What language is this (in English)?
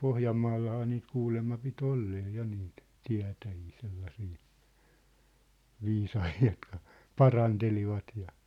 Finnish